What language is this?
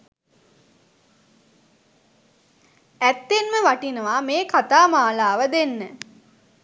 Sinhala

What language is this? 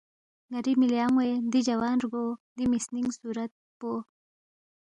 Balti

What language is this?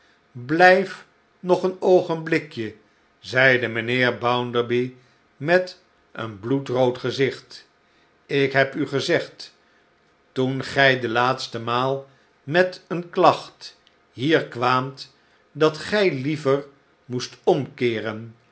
Dutch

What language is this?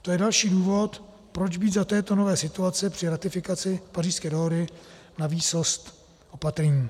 Czech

